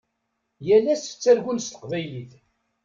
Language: Kabyle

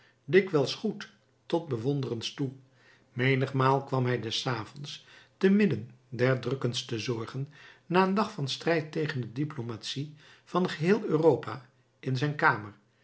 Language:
Dutch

